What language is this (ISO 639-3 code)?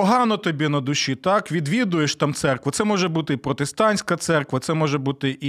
ukr